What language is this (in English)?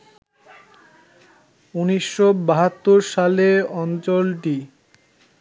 Bangla